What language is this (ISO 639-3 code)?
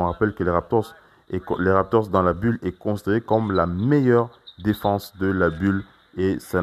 fra